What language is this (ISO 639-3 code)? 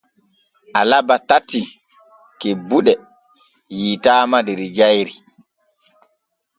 fue